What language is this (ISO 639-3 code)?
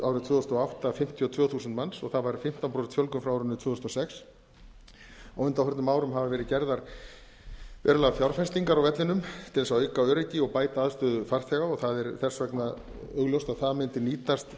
isl